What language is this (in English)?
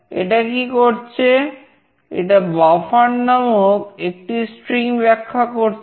Bangla